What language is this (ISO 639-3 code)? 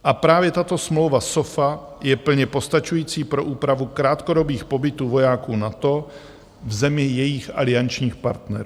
ces